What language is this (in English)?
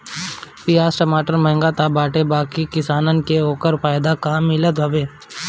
Bhojpuri